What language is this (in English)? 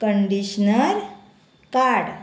Konkani